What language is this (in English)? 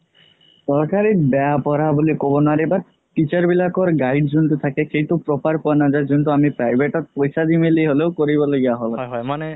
Assamese